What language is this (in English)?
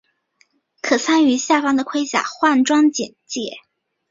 Chinese